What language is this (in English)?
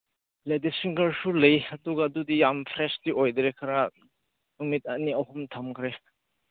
Manipuri